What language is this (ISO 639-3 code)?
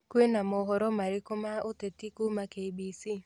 kik